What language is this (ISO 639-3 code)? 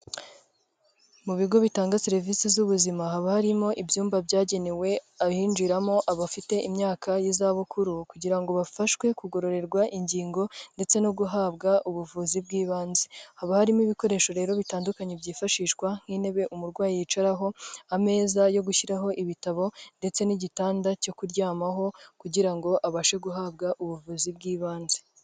kin